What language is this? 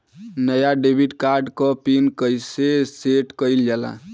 Bhojpuri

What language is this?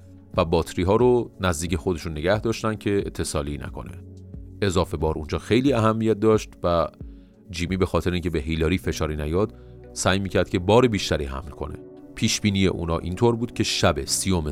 Persian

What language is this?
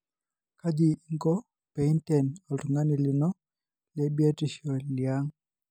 Masai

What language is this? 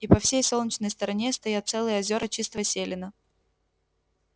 Russian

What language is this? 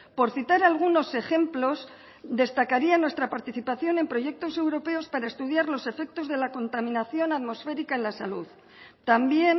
Spanish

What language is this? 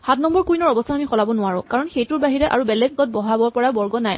Assamese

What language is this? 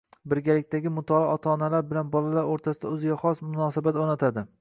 Uzbek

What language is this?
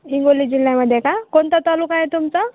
Marathi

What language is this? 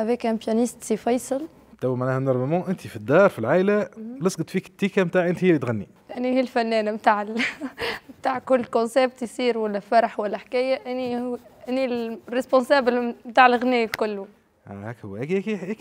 Arabic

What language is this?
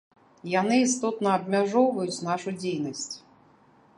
Belarusian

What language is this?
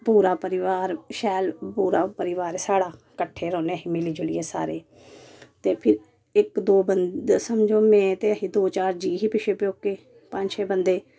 Dogri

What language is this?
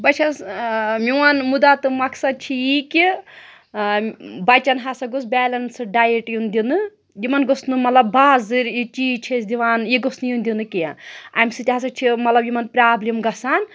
Kashmiri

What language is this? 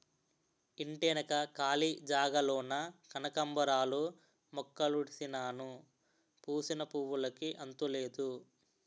Telugu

